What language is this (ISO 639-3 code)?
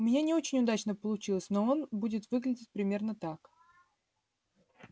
rus